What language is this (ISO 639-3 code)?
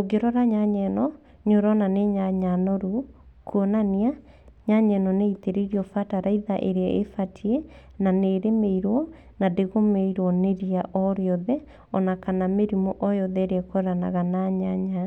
kik